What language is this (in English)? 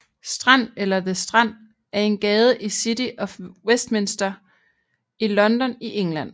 Danish